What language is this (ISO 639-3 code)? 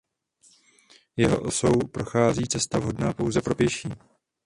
ces